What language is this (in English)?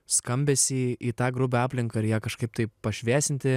Lithuanian